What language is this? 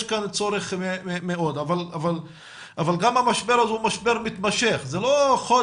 Hebrew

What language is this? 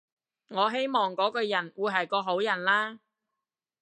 Cantonese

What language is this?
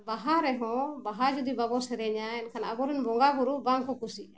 Santali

